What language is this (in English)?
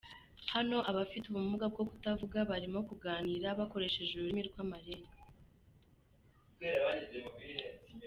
Kinyarwanda